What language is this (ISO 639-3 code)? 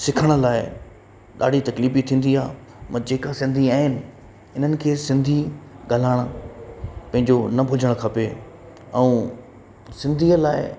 snd